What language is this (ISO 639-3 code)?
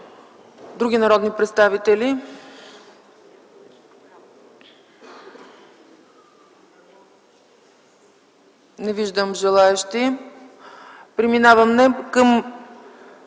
bul